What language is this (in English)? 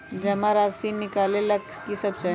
Magahi